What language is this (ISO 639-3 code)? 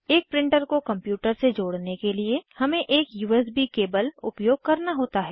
hin